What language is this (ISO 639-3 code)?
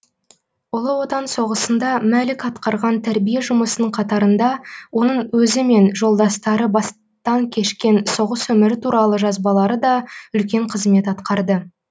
kaz